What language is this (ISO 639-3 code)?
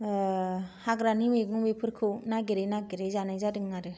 brx